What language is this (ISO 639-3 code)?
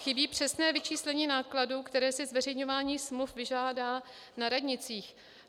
ces